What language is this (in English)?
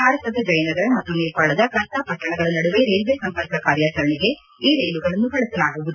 Kannada